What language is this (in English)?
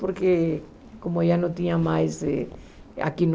Portuguese